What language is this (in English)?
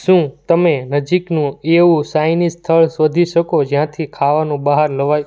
Gujarati